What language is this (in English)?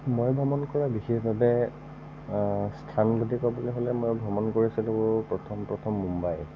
Assamese